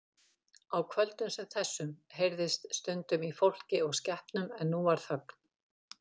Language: Icelandic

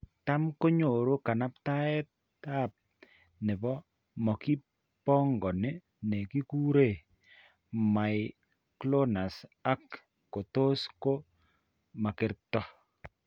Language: Kalenjin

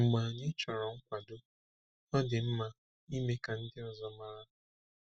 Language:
Igbo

